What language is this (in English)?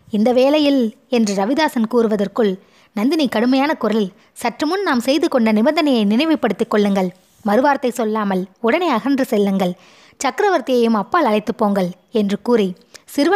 Tamil